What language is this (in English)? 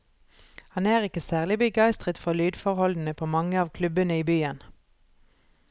Norwegian